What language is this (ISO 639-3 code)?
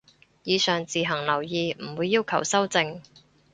yue